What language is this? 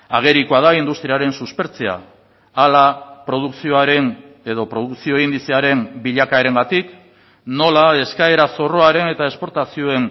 Basque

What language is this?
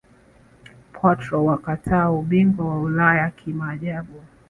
Swahili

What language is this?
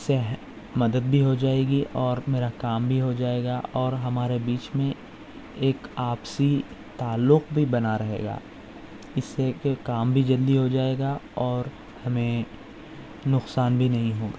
Urdu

